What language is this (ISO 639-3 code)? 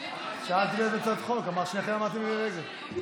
heb